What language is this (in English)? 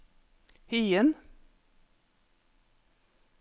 Norwegian